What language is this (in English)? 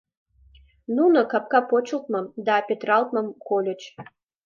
Mari